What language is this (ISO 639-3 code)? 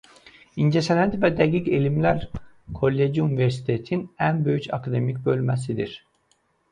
aze